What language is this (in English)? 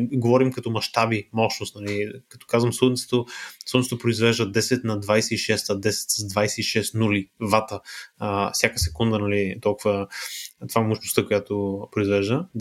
Bulgarian